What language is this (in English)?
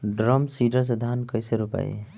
Bhojpuri